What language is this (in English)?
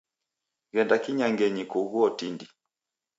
Taita